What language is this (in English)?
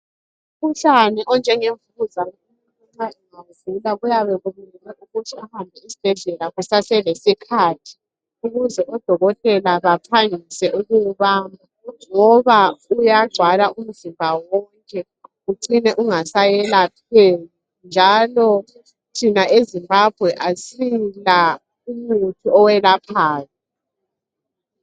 North Ndebele